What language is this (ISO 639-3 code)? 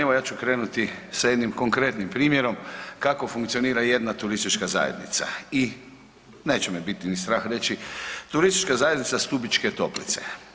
hrv